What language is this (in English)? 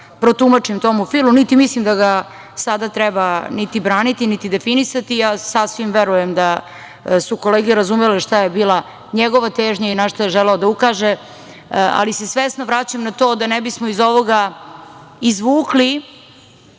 Serbian